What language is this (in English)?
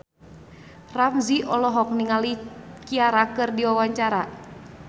Sundanese